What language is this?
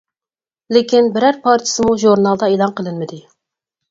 Uyghur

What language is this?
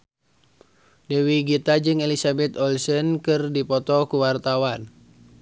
Sundanese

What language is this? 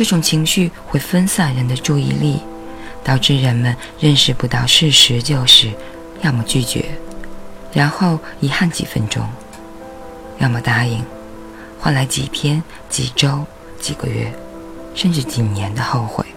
Chinese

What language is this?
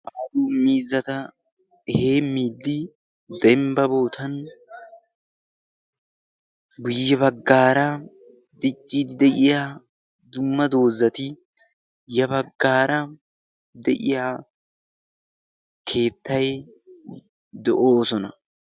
Wolaytta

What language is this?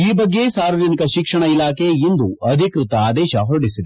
Kannada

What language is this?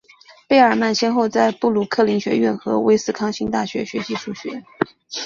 Chinese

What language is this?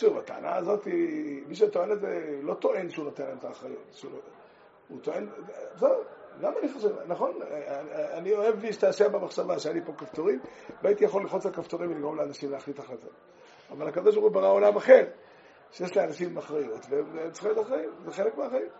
Hebrew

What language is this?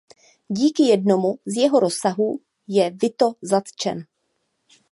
Czech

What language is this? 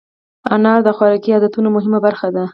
Pashto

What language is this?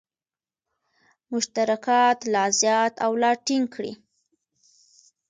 Pashto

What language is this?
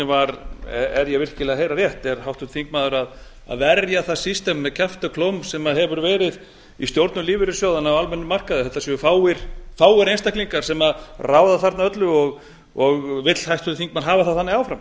Icelandic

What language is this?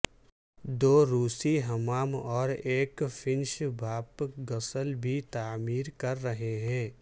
Urdu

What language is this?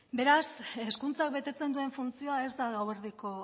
Basque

